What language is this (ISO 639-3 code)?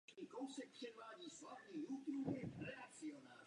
ces